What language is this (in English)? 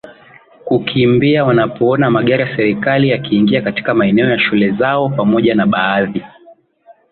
Swahili